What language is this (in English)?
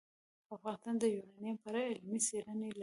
Pashto